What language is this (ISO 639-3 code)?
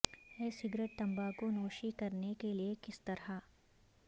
urd